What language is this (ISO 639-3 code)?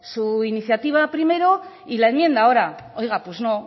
spa